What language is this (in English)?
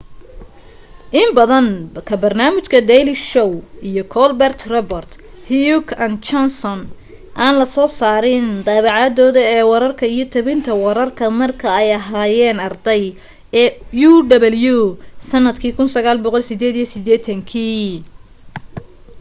Somali